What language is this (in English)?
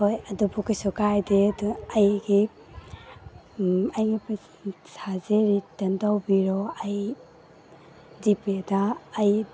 Manipuri